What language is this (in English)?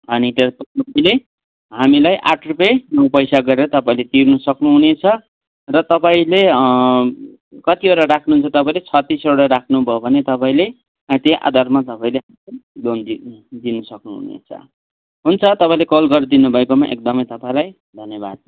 Nepali